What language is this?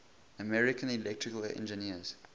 English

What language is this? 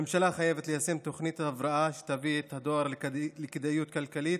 Hebrew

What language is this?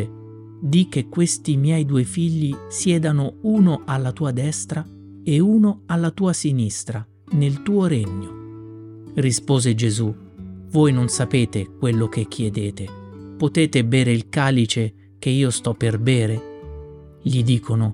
Italian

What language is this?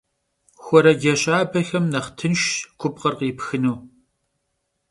Kabardian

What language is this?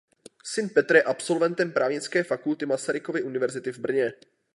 Czech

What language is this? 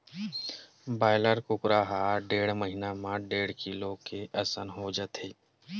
Chhattisgarhi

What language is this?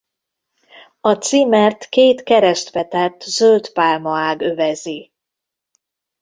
Hungarian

